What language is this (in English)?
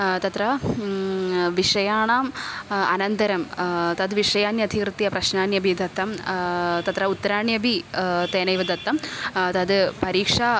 Sanskrit